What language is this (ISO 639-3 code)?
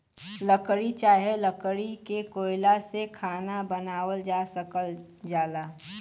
bho